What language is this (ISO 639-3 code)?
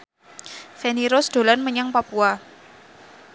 jav